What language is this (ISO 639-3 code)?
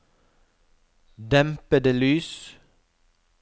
nor